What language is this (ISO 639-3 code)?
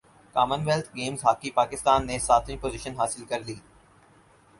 urd